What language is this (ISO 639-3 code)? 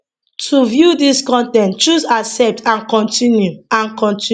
pcm